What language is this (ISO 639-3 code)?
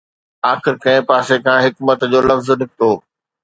snd